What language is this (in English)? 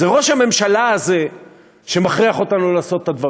Hebrew